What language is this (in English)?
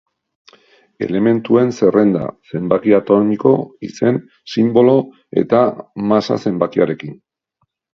Basque